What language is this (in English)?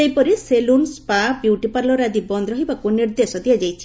Odia